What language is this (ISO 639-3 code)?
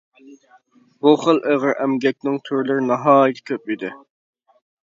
uig